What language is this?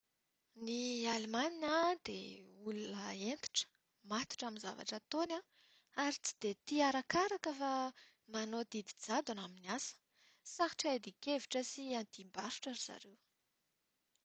Malagasy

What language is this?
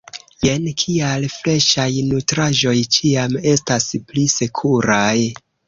Esperanto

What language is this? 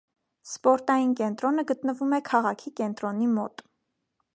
Armenian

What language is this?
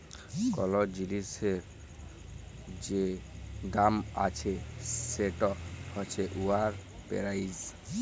Bangla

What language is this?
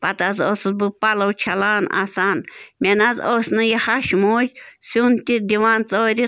Kashmiri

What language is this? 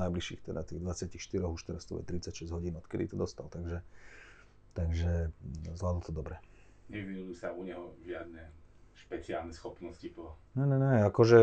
Slovak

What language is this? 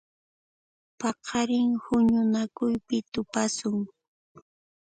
Puno Quechua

